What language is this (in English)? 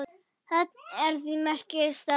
Icelandic